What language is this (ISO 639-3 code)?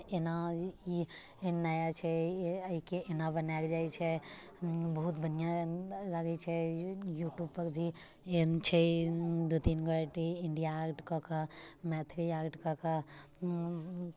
mai